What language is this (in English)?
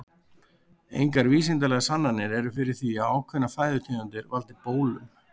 Icelandic